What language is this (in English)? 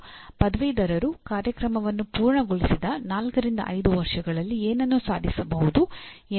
Kannada